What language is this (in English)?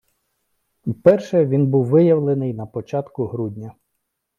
Ukrainian